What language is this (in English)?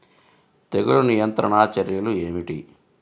Telugu